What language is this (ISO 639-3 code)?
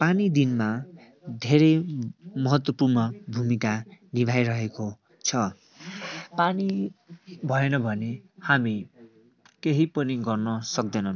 nep